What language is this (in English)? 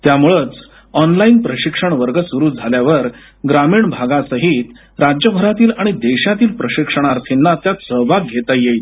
Marathi